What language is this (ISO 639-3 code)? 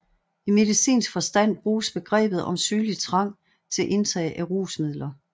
dan